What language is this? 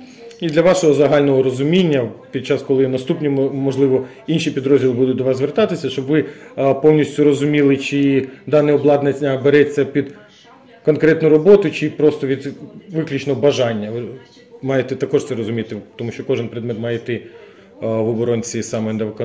Ukrainian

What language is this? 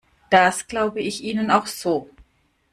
German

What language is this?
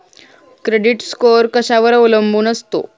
Marathi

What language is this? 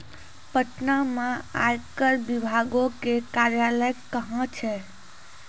Maithili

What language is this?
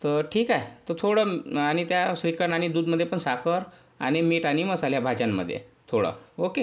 Marathi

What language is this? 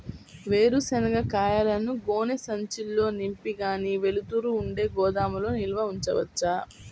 Telugu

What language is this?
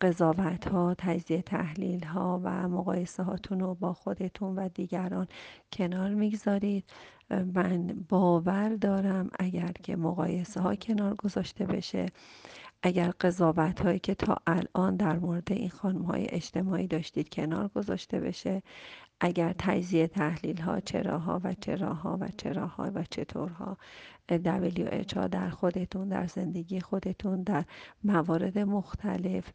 Persian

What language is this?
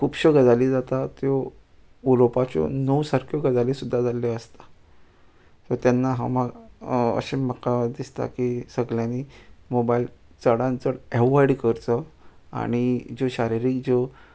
Konkani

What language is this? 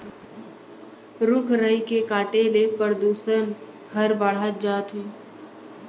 Chhattisgarhi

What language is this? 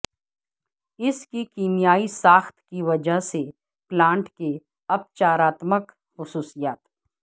Urdu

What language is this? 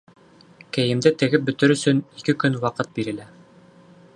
Bashkir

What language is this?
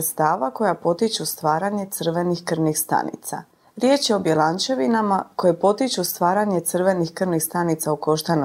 Croatian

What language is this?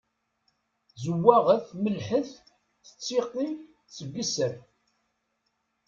Kabyle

